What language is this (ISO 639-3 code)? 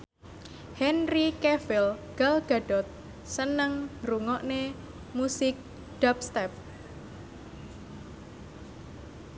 jav